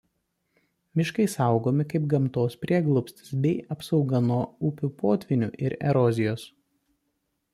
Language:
Lithuanian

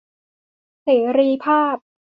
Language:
Thai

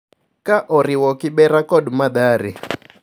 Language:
Luo (Kenya and Tanzania)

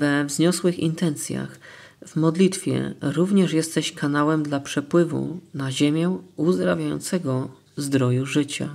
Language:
Polish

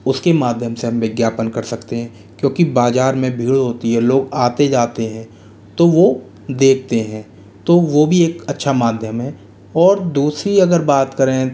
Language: Hindi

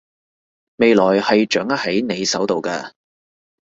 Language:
Cantonese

